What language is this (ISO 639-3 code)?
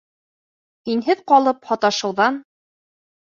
bak